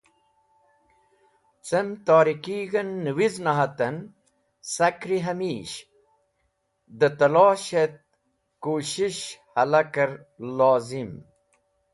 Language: Wakhi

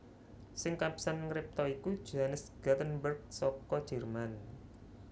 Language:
Javanese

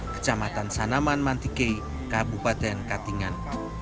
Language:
Indonesian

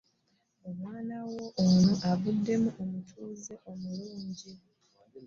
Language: Ganda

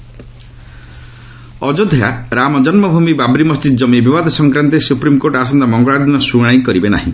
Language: Odia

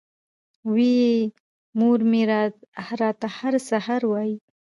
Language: Pashto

